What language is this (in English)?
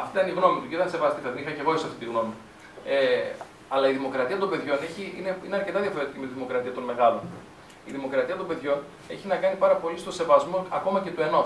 Greek